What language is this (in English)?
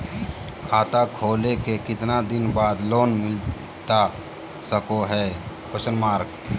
Magahi